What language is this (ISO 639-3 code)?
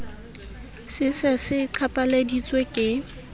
sot